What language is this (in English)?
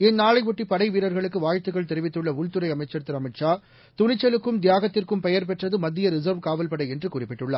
Tamil